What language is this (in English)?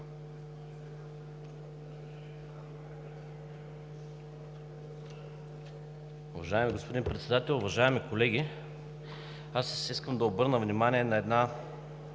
Bulgarian